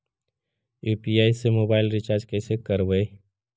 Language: Magahi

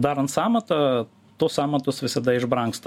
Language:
Lithuanian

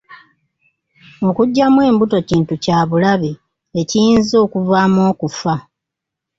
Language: Ganda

